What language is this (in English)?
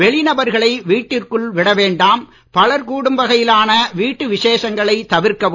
Tamil